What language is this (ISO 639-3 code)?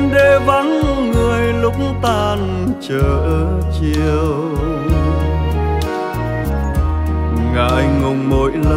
vie